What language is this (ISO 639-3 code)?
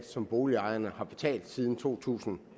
dan